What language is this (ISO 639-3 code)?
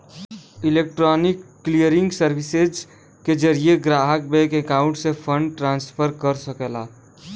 bho